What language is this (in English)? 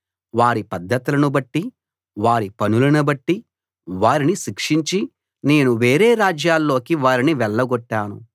Telugu